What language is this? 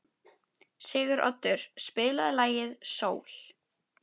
Icelandic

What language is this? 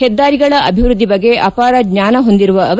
Kannada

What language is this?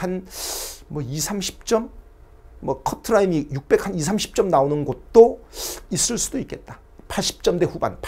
Korean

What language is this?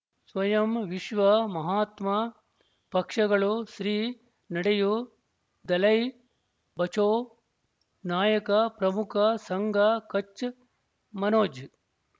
Kannada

